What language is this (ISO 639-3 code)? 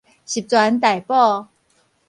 nan